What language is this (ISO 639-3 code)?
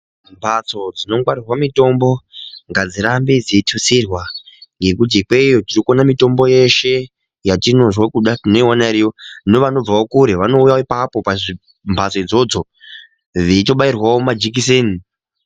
ndc